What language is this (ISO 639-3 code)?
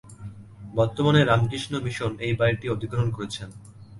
ben